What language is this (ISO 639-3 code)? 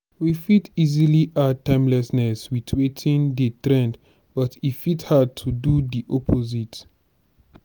pcm